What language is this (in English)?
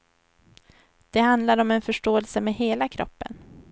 Swedish